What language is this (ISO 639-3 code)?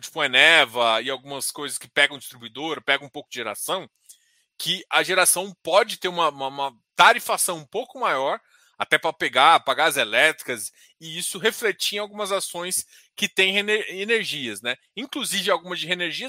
por